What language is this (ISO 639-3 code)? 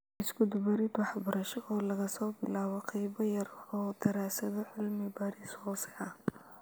som